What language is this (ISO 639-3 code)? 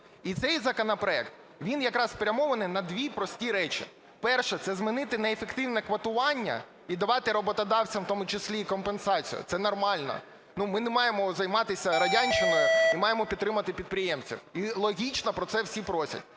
ukr